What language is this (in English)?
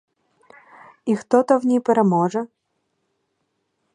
Ukrainian